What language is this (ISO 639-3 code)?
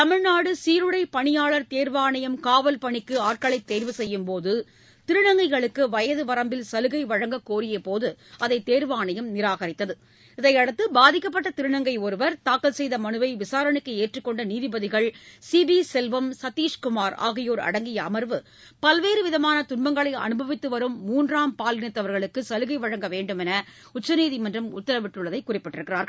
tam